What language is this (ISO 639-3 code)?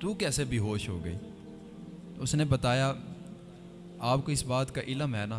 urd